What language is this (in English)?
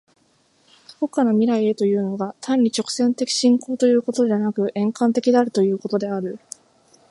Japanese